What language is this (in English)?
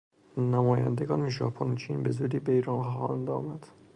Persian